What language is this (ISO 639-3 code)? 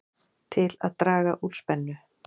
isl